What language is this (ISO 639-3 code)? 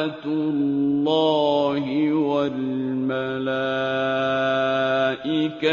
ara